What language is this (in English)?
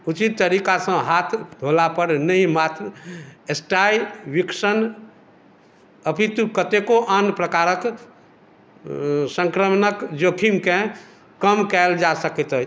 Maithili